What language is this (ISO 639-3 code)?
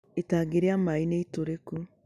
kik